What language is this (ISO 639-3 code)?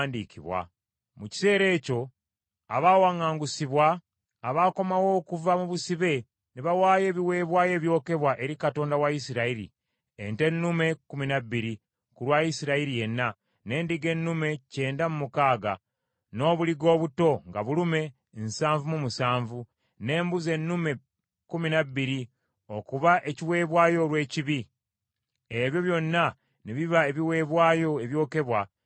lug